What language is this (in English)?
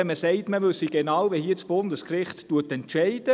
Swiss German